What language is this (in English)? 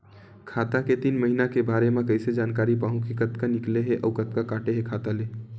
Chhattisgarhi